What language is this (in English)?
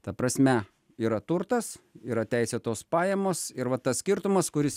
Lithuanian